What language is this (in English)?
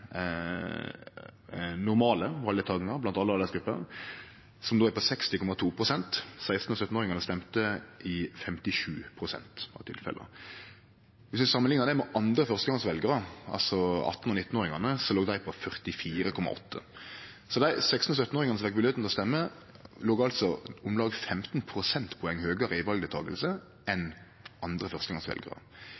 Norwegian Nynorsk